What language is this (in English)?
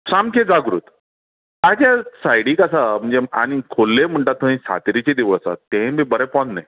Konkani